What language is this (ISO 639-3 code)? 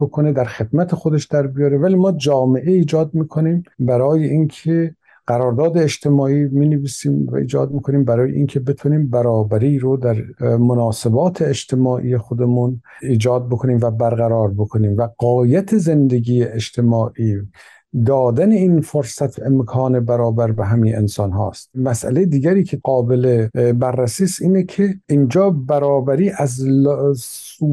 fas